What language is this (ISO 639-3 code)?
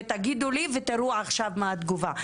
heb